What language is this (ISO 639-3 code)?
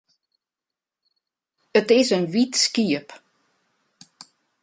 fry